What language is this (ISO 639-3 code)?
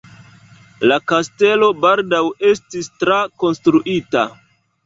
epo